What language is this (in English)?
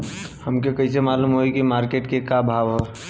Bhojpuri